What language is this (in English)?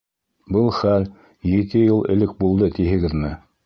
Bashkir